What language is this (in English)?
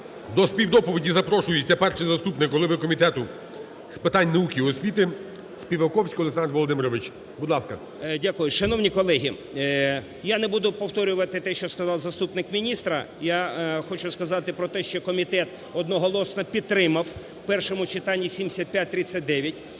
Ukrainian